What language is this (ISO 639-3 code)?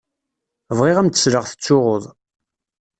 kab